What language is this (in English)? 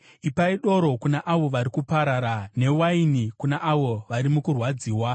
Shona